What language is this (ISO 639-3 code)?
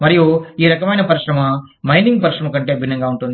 tel